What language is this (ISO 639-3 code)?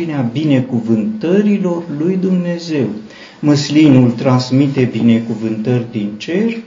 ron